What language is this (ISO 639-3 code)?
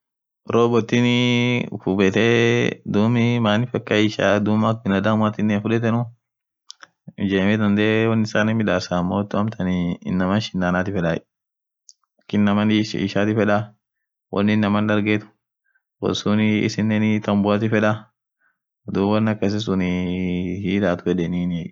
orc